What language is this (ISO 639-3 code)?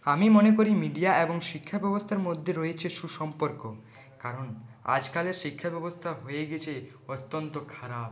ben